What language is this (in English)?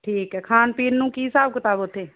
Punjabi